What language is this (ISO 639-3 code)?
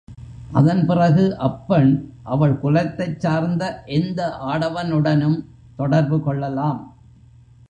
tam